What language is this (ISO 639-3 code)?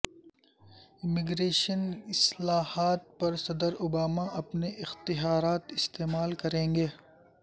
urd